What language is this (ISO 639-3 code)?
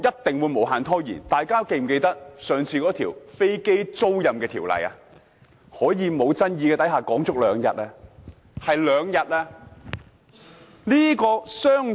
yue